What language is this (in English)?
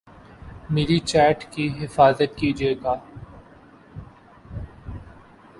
Urdu